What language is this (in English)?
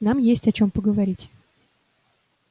Russian